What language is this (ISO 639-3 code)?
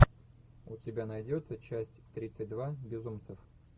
rus